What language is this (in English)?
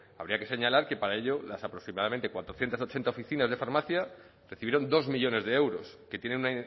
Spanish